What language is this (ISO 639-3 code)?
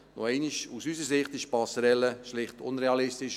gsw